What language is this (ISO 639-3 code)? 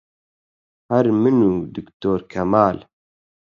ckb